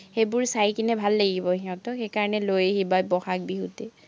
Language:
Assamese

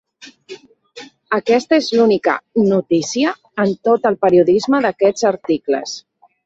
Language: Catalan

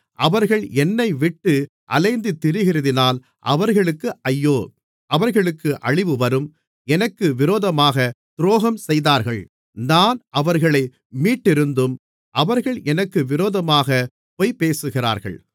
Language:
Tamil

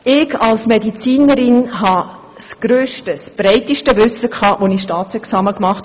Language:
Swiss German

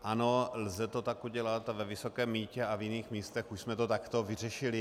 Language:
Czech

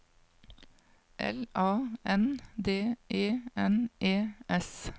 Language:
Norwegian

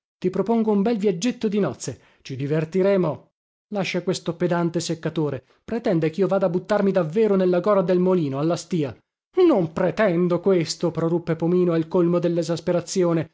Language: Italian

